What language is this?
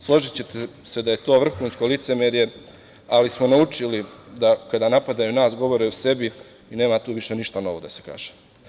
Serbian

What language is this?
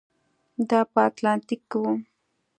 Pashto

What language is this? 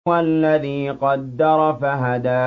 Arabic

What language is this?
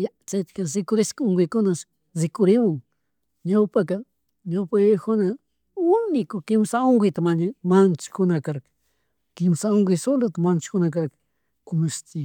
Chimborazo Highland Quichua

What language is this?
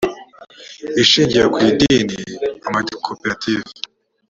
Kinyarwanda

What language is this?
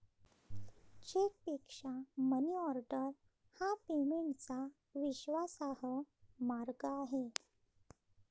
Marathi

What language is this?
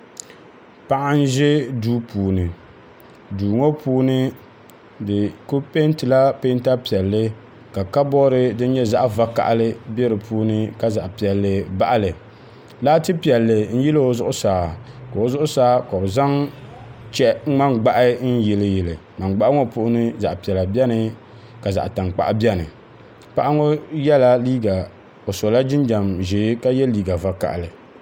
Dagbani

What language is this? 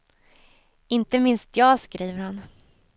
Swedish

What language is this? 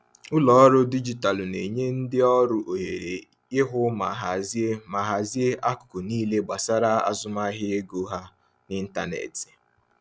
Igbo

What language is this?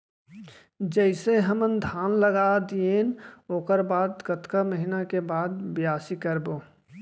Chhattisgarhi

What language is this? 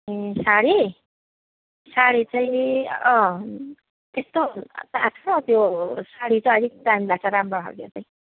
Nepali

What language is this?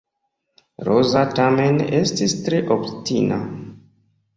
Esperanto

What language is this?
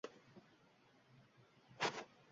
Uzbek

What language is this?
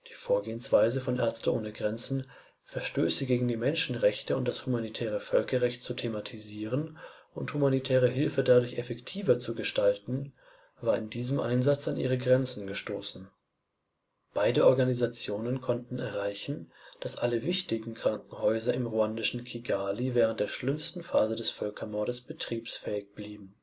German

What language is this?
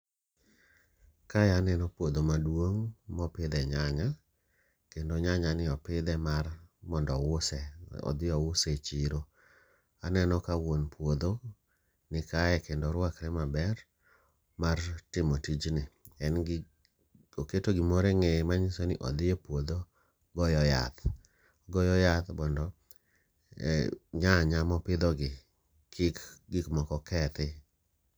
Luo (Kenya and Tanzania)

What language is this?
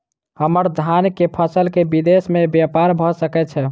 Maithili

